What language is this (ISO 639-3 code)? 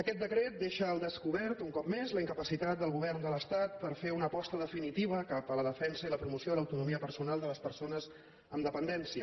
cat